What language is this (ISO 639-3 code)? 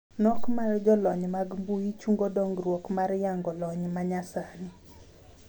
luo